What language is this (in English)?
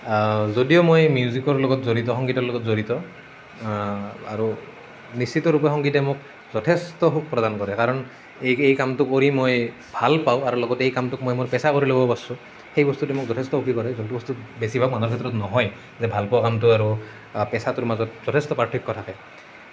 Assamese